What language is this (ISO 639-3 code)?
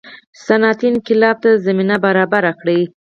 pus